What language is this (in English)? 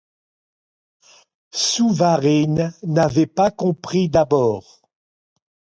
French